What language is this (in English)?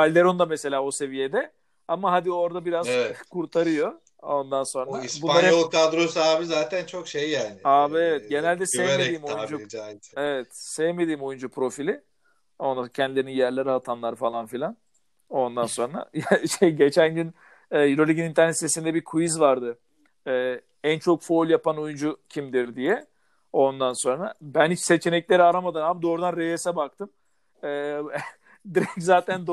Turkish